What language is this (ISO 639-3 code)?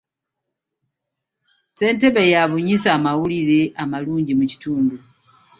lug